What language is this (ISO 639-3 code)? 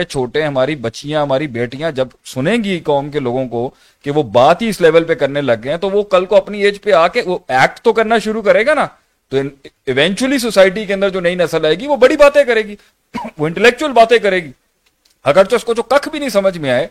urd